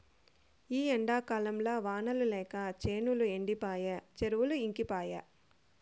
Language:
Telugu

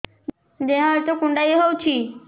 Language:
Odia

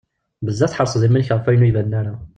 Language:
Kabyle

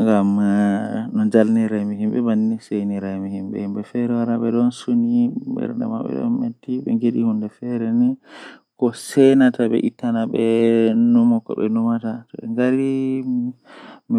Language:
Western Niger Fulfulde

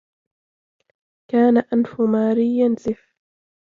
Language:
Arabic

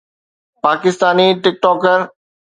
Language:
Sindhi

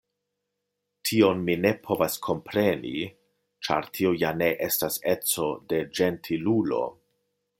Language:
Esperanto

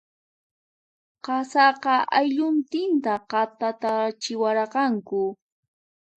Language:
Puno Quechua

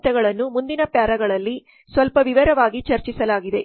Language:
Kannada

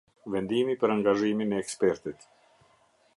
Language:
Albanian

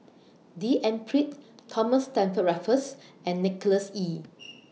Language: English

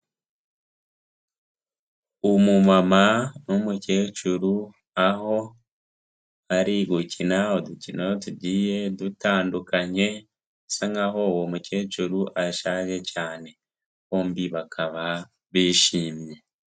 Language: Kinyarwanda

